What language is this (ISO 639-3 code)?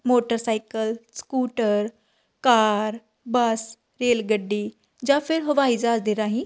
pan